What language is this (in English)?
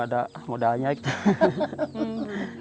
Indonesian